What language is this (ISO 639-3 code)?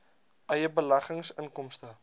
afr